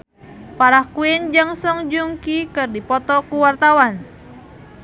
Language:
Sundanese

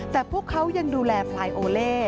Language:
Thai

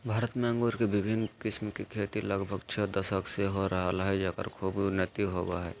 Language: Magahi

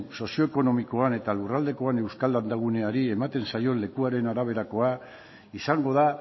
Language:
Basque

